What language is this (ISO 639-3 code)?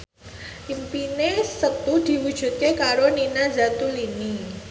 jav